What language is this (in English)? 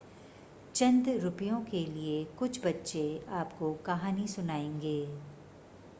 Hindi